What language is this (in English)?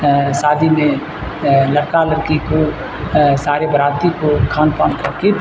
Urdu